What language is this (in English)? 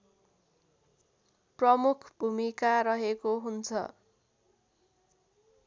Nepali